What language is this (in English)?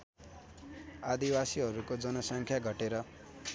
Nepali